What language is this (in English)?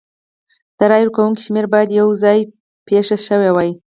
Pashto